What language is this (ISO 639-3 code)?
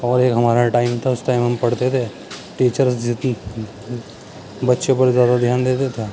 urd